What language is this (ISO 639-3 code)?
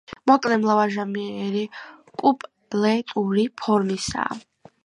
kat